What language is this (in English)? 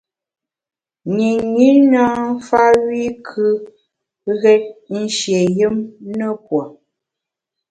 Bamun